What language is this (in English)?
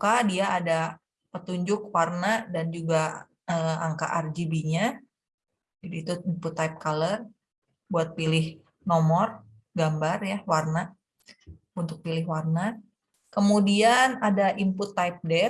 Indonesian